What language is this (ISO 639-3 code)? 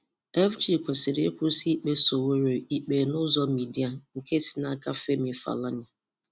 ibo